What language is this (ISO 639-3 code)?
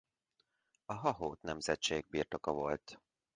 hun